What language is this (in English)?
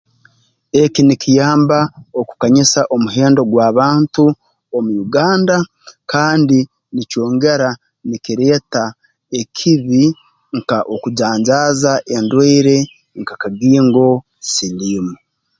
Tooro